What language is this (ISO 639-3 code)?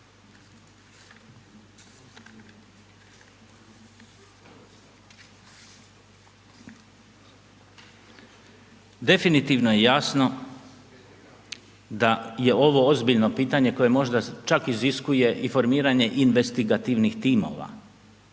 hrv